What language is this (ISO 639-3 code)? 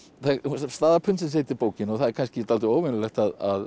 isl